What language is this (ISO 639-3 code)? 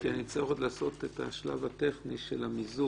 heb